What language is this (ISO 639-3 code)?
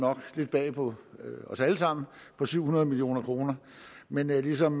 dan